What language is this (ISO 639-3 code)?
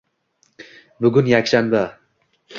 uzb